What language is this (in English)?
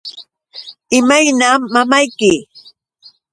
Yauyos Quechua